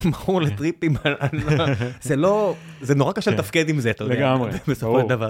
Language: Hebrew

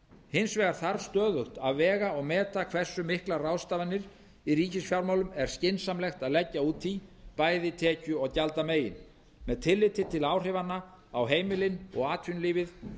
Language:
Icelandic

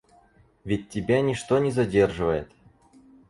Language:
Russian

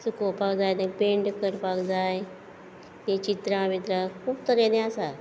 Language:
Konkani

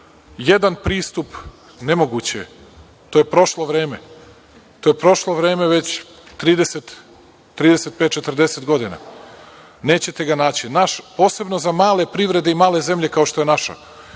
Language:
Serbian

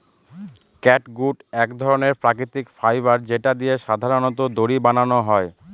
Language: Bangla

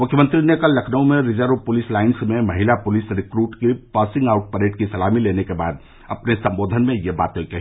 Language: Hindi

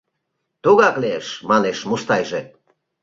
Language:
Mari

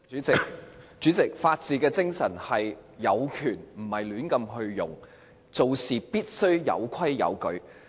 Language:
Cantonese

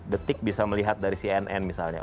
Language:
Indonesian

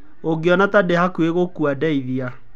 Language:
Kikuyu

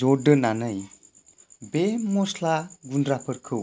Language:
Bodo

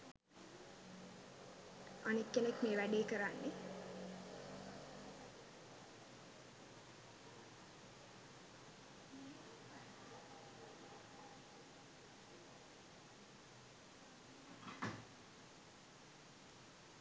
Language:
Sinhala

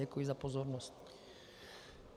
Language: Czech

